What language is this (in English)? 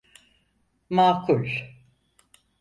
Turkish